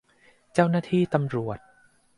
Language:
Thai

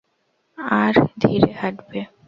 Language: Bangla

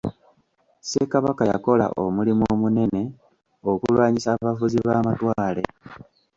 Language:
Ganda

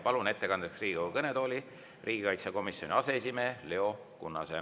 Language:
Estonian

